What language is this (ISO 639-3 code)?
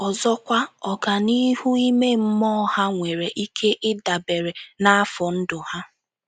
ibo